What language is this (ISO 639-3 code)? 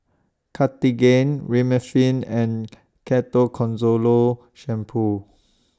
eng